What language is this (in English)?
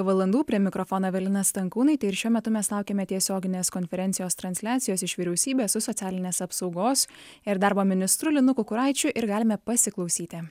Lithuanian